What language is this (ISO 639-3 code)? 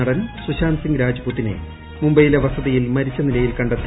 mal